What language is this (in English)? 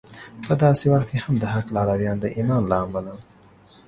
Pashto